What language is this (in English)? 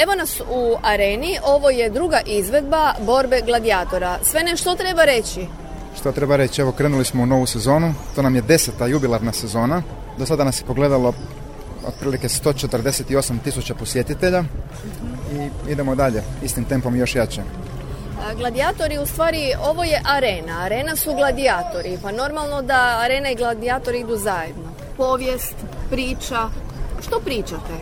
Croatian